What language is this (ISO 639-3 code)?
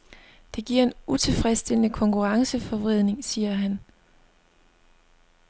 dan